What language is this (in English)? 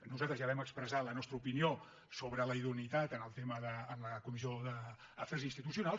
Catalan